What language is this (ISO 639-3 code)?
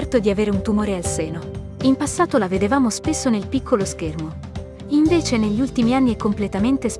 ita